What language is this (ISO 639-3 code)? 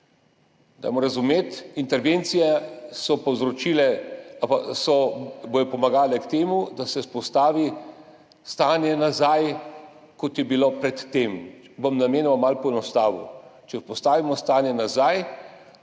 slv